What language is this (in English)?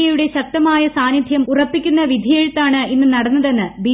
Malayalam